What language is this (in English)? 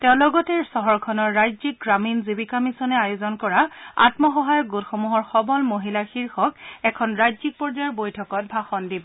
Assamese